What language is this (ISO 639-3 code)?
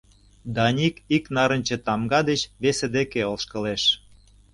chm